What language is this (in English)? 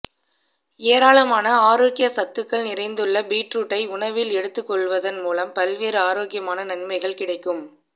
Tamil